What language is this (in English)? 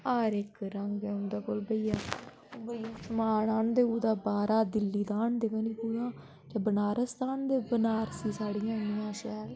Dogri